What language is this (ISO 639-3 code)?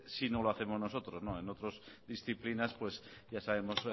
spa